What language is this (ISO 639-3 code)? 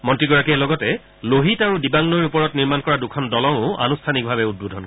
asm